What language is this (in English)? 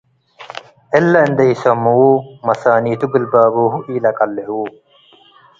Tigre